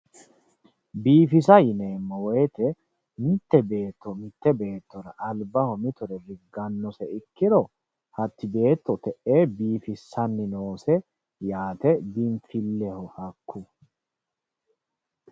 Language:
Sidamo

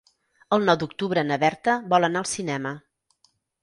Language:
Catalan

